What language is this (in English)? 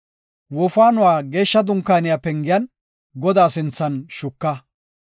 Gofa